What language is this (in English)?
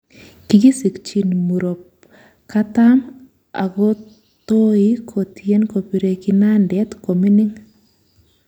Kalenjin